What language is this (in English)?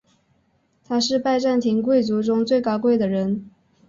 Chinese